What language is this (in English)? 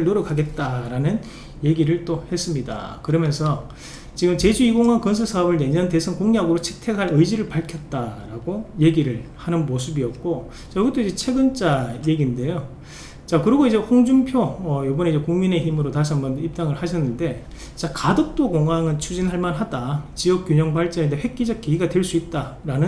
Korean